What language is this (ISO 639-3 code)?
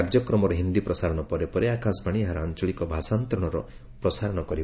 ori